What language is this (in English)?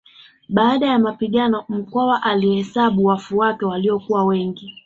Swahili